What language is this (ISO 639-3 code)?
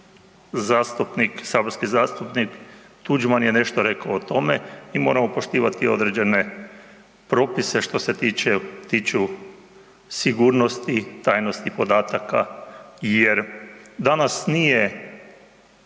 hrv